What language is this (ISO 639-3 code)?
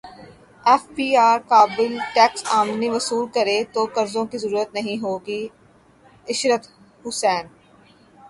urd